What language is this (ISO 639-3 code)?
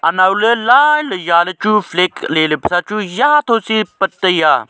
nnp